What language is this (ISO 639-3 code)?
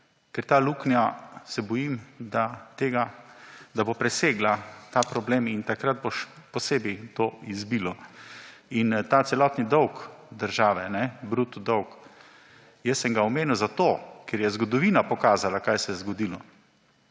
slv